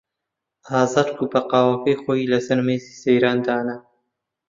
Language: Central Kurdish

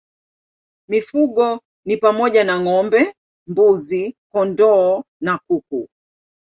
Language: Swahili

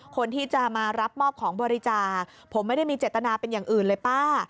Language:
Thai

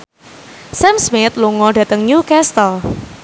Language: Javanese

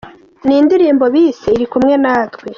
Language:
Kinyarwanda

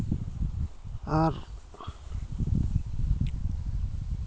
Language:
Santali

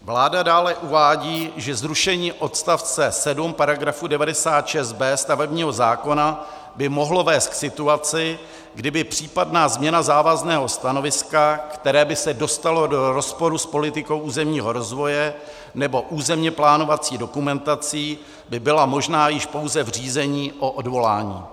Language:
Czech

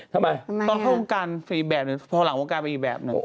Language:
Thai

